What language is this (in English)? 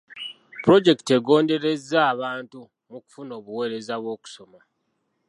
Ganda